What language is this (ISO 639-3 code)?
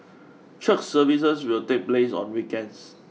eng